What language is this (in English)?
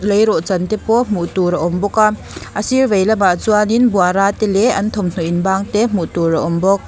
Mizo